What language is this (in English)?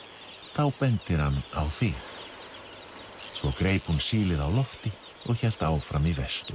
Icelandic